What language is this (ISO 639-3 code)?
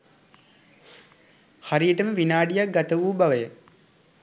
sin